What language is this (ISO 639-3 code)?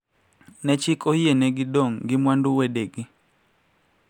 luo